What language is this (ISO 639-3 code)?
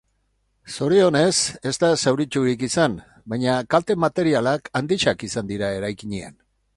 eus